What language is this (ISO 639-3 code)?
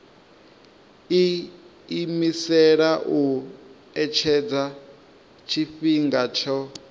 ven